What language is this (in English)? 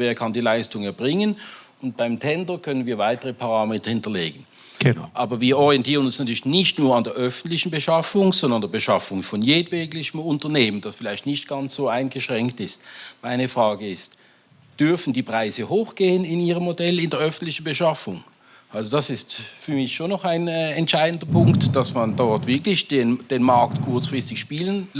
German